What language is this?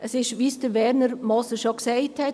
Swiss German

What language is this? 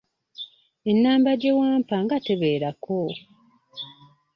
Ganda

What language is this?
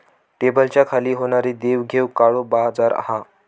Marathi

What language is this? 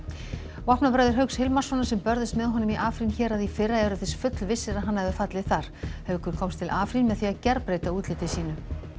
Icelandic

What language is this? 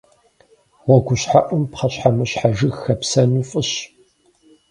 Kabardian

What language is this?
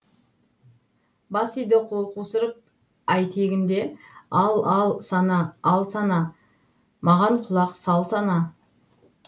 Kazakh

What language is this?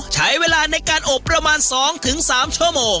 Thai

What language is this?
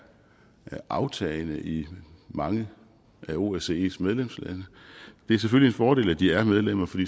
Danish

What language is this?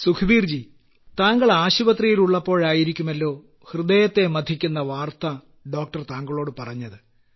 Malayalam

